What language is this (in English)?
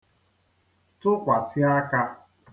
Igbo